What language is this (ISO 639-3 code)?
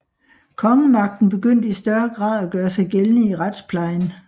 dan